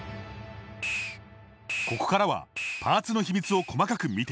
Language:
Japanese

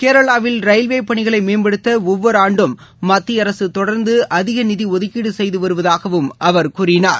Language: Tamil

